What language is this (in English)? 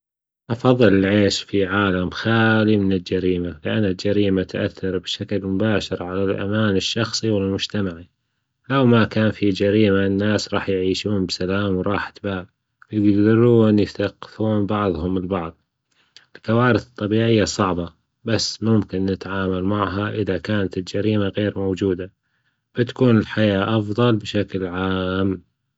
Gulf Arabic